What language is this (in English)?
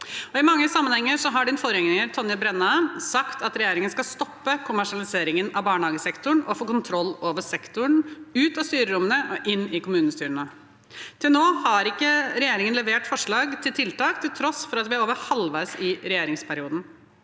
Norwegian